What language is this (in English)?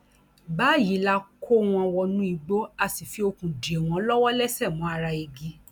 Yoruba